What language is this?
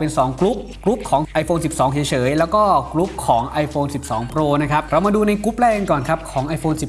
Thai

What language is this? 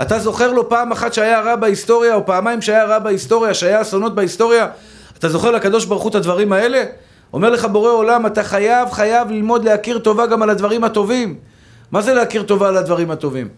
Hebrew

